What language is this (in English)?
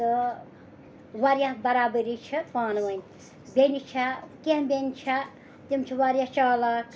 Kashmiri